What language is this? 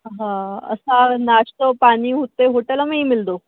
Sindhi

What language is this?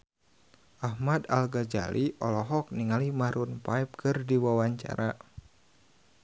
Sundanese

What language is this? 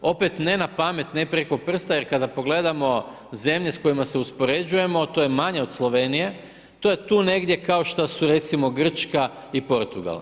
Croatian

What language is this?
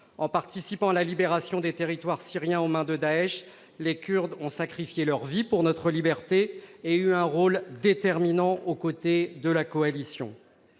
French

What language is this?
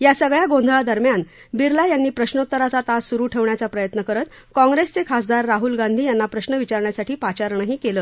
Marathi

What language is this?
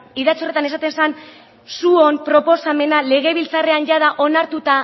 Basque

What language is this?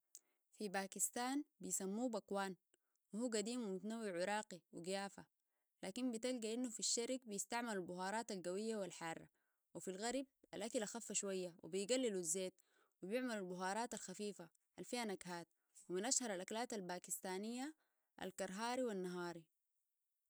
Sudanese Arabic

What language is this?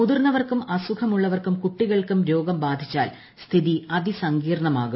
Malayalam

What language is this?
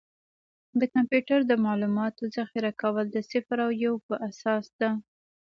Pashto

